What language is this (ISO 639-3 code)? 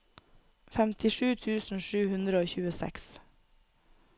nor